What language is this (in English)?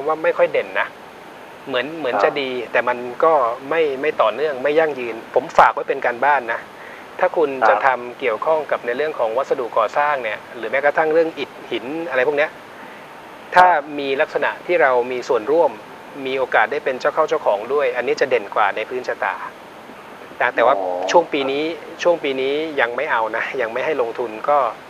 Thai